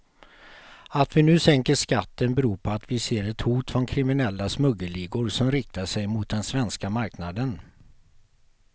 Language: Swedish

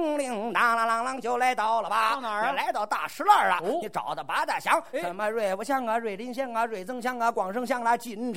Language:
Chinese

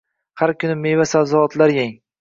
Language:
Uzbek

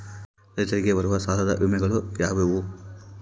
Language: Kannada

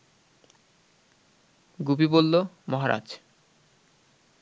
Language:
Bangla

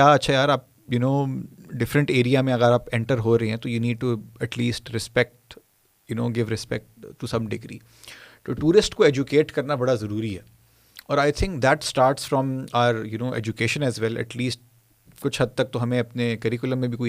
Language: Urdu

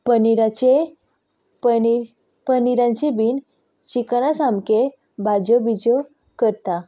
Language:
Konkani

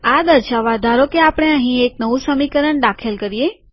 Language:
Gujarati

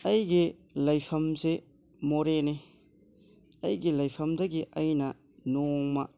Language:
Manipuri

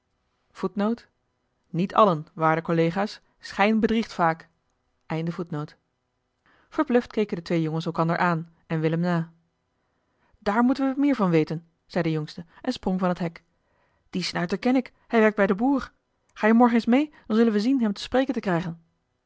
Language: Dutch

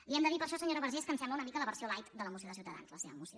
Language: Catalan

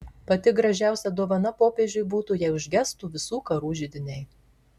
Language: Lithuanian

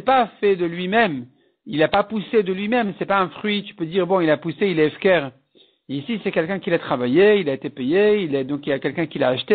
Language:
French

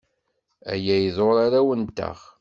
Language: Kabyle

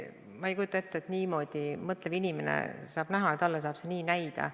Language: Estonian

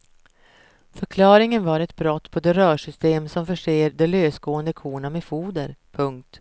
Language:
Swedish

